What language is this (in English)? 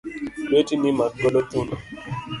Luo (Kenya and Tanzania)